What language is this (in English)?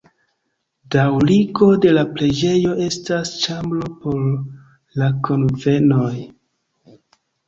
Esperanto